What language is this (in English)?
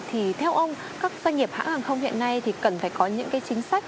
Vietnamese